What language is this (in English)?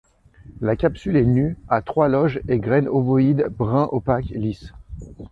French